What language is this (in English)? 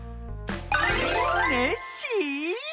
Japanese